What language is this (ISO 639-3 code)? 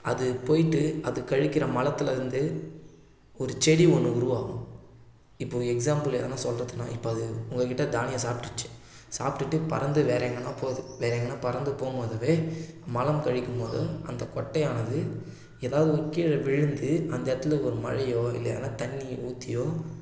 tam